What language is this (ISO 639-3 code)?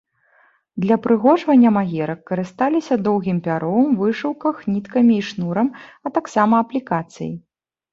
bel